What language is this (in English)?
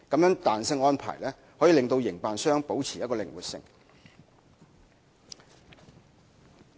Cantonese